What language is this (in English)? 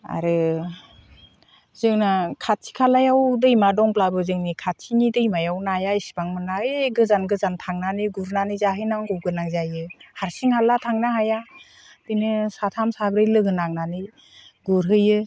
Bodo